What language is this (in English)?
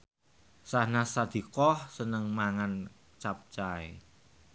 Javanese